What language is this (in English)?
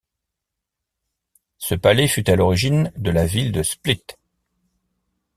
French